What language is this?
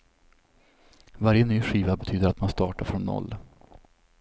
Swedish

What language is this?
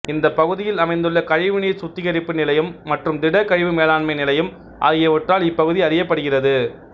Tamil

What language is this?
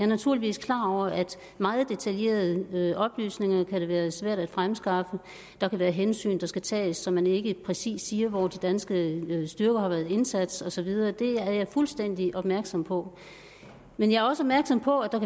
Danish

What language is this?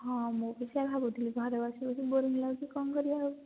Odia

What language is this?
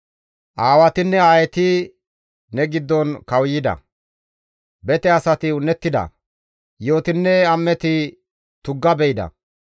Gamo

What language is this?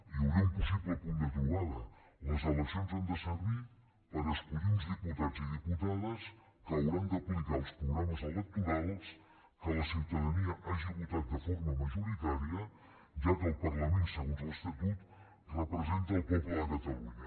Catalan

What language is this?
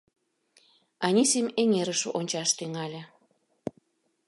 Mari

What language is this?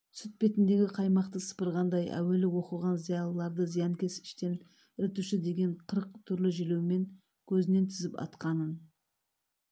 Kazakh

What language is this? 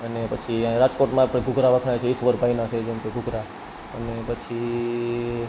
Gujarati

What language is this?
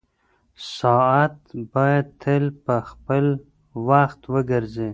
Pashto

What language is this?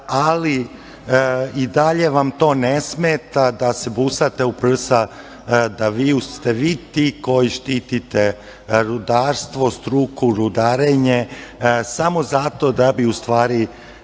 Serbian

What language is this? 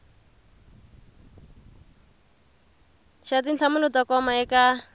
Tsonga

